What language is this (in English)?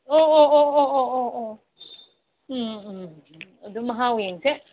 Manipuri